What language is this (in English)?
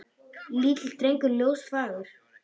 Icelandic